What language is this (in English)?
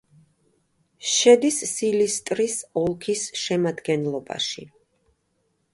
Georgian